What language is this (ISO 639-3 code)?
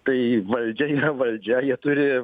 lit